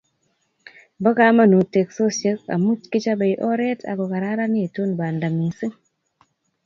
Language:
Kalenjin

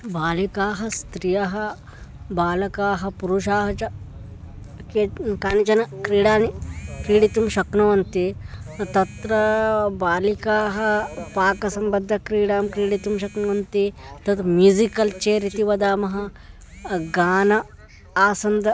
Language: Sanskrit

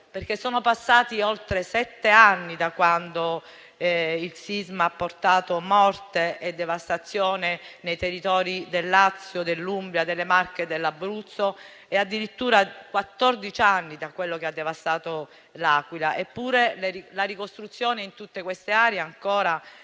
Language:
Italian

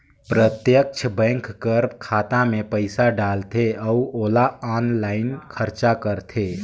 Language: Chhattisgarhi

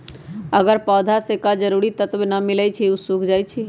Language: Magahi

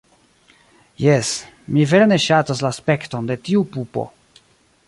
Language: Esperanto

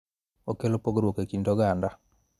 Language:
Luo (Kenya and Tanzania)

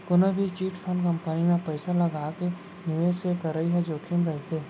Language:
Chhattisgarhi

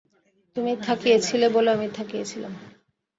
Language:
Bangla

